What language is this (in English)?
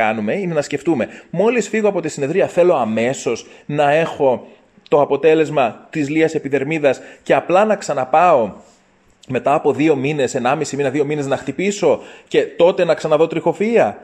Greek